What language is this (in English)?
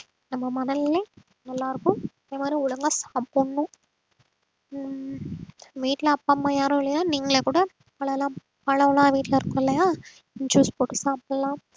Tamil